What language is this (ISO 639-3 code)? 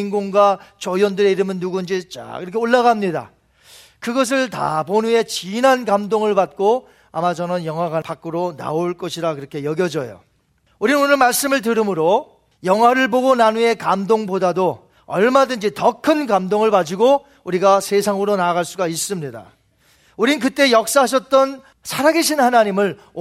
kor